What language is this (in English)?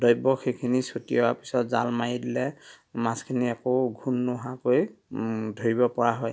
Assamese